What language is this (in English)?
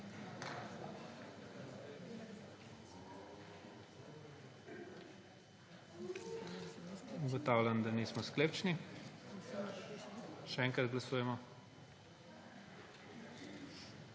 Slovenian